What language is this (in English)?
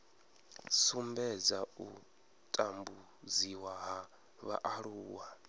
Venda